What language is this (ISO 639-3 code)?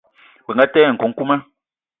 eto